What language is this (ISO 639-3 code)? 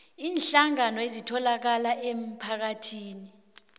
nbl